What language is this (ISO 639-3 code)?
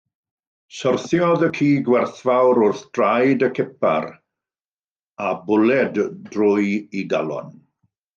cym